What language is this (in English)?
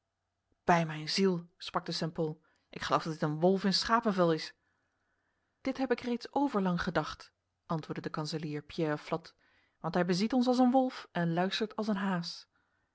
Dutch